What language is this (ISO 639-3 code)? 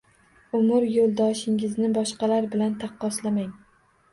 uzb